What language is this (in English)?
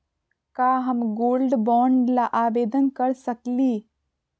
Magahi